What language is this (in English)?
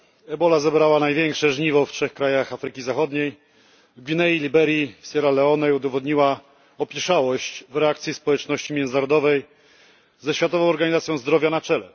Polish